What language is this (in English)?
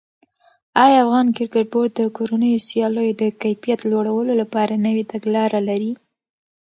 Pashto